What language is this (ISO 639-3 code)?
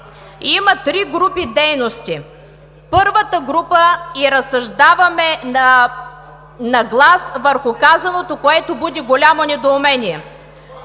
bul